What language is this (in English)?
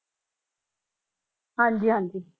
Punjabi